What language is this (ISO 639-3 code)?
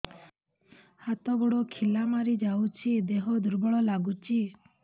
ori